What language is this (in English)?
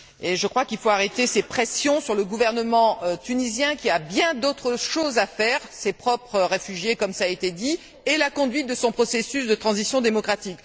French